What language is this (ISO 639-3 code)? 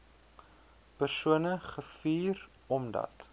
afr